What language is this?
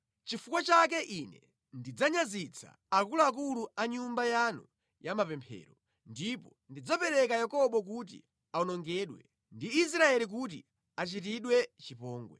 Nyanja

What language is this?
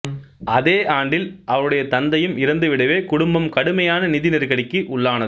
Tamil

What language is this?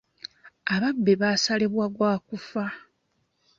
Ganda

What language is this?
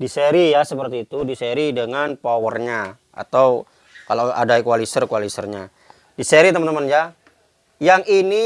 Indonesian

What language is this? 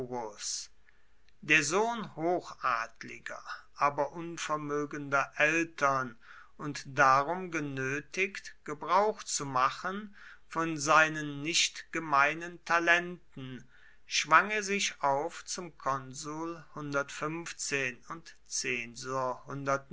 German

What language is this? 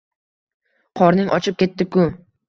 Uzbek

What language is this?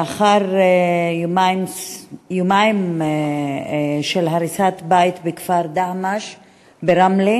Hebrew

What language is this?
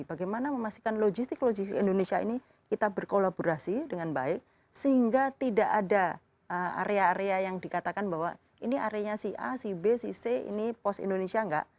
Indonesian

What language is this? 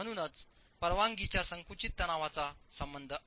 Marathi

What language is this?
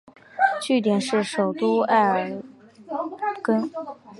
Chinese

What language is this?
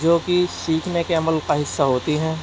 Urdu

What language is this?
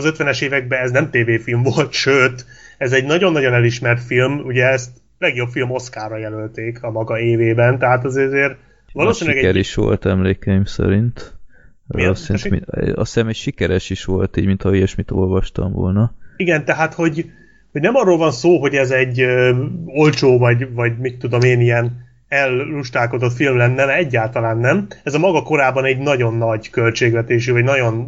Hungarian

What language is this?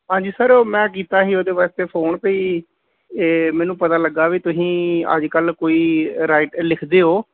Punjabi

